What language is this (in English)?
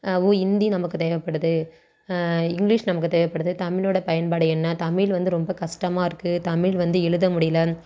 Tamil